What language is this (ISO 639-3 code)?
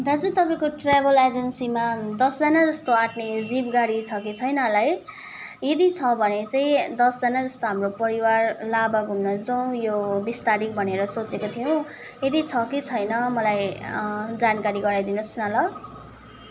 nep